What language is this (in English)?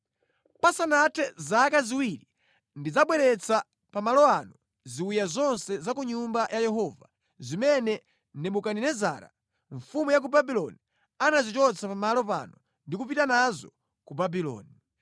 Nyanja